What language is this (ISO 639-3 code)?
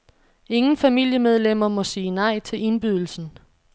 dan